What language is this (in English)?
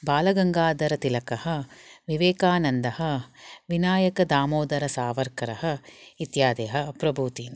Sanskrit